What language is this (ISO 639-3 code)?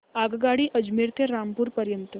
mar